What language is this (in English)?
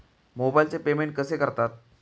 Marathi